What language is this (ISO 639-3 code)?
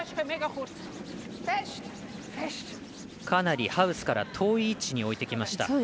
jpn